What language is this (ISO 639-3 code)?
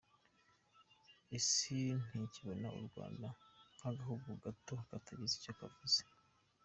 kin